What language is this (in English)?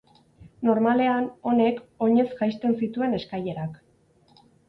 Basque